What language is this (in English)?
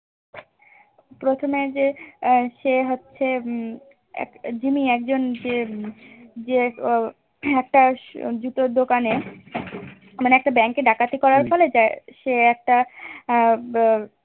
Bangla